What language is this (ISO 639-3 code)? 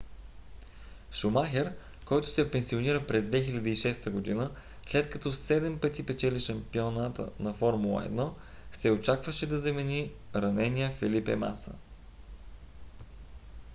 bul